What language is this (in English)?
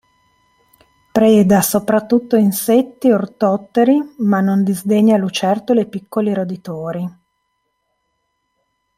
Italian